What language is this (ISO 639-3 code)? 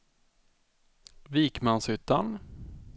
swe